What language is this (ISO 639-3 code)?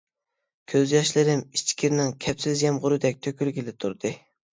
uig